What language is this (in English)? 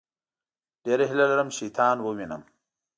Pashto